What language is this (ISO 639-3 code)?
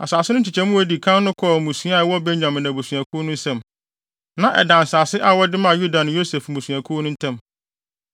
aka